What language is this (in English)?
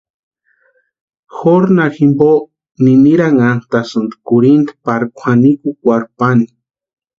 Western Highland Purepecha